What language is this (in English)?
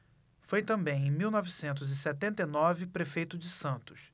Portuguese